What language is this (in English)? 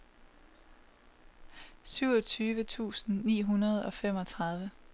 Danish